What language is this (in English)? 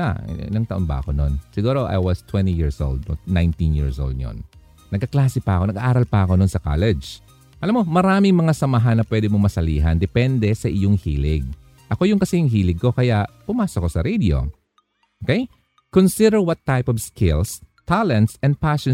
Filipino